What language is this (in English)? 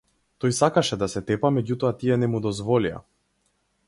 Macedonian